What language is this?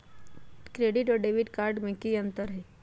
Magahi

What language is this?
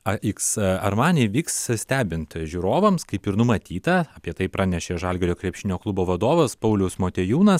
Lithuanian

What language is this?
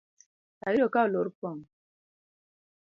Luo (Kenya and Tanzania)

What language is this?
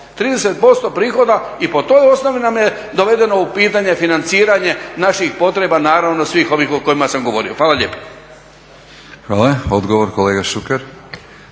Croatian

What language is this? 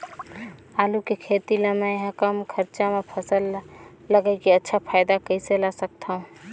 Chhattisgarhi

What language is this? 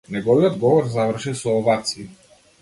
Macedonian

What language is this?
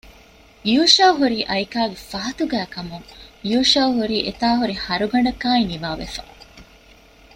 Divehi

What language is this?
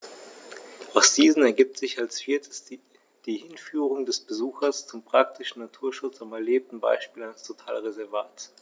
German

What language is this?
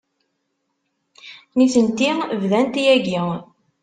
Kabyle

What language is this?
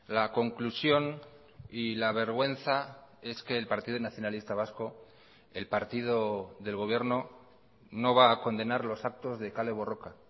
Spanish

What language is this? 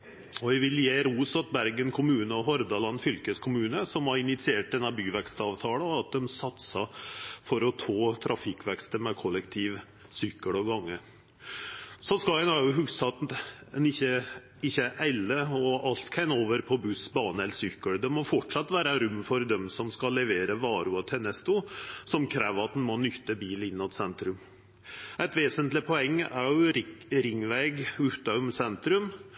Norwegian Nynorsk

